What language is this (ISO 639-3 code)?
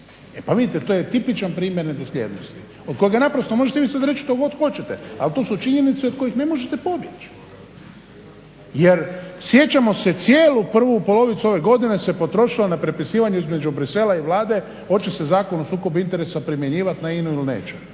hrv